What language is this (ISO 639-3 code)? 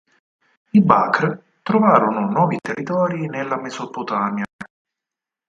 ita